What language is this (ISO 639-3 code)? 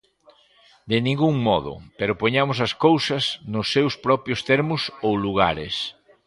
glg